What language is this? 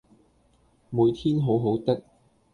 Cantonese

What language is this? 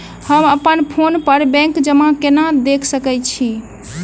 Maithili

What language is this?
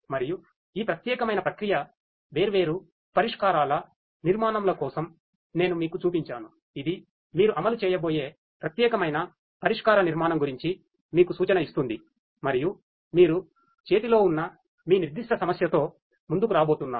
Telugu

